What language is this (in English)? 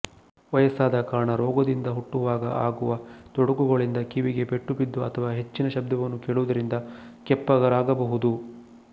Kannada